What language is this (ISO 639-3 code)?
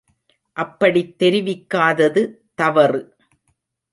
tam